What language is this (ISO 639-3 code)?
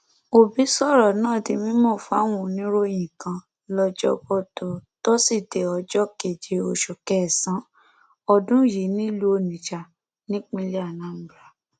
yor